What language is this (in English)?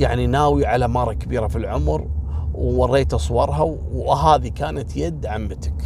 Arabic